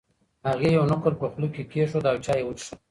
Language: Pashto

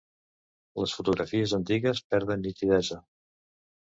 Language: Catalan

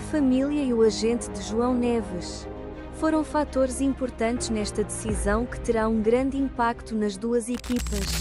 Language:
Portuguese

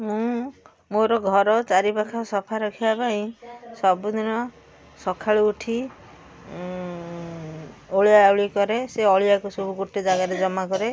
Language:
Odia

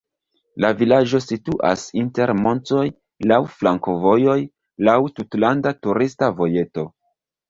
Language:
Esperanto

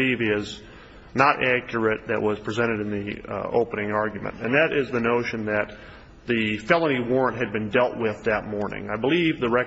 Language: English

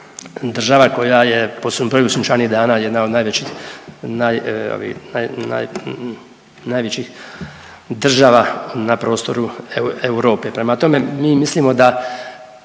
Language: Croatian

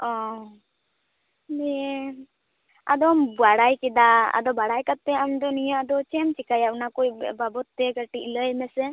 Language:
Santali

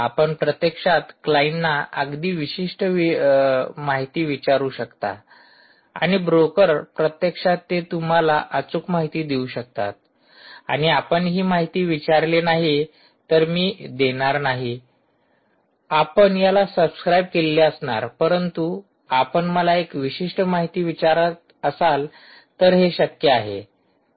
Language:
Marathi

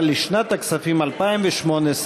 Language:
Hebrew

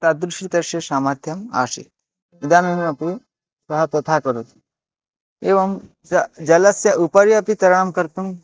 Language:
Sanskrit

